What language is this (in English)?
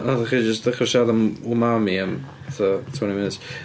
Welsh